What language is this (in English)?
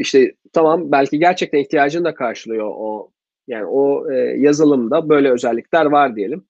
Turkish